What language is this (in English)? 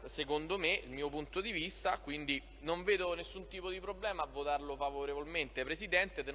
Italian